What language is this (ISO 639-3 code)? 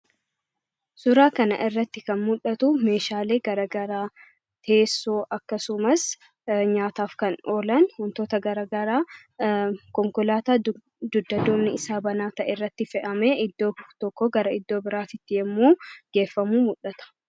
orm